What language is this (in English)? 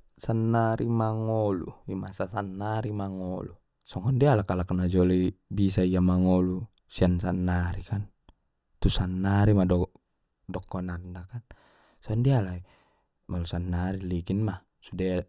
Batak Mandailing